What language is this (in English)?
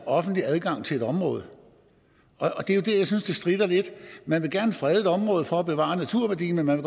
Danish